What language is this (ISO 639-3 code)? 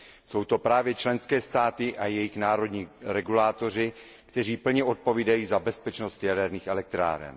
ces